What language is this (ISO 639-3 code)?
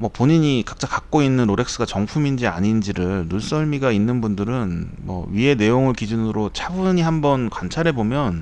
kor